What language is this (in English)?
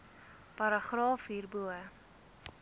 Afrikaans